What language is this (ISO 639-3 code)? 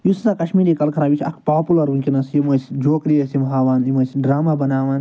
kas